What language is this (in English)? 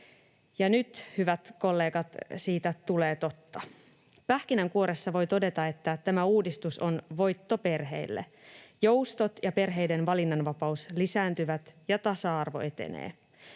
Finnish